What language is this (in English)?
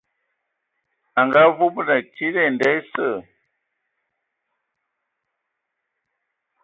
Ewondo